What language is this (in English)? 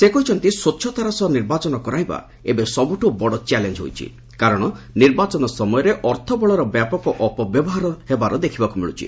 Odia